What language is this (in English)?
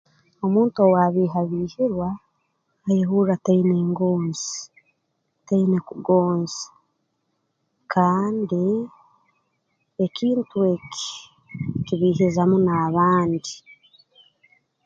Tooro